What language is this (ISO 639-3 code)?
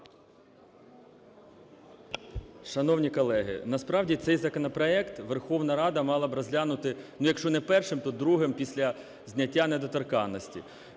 ukr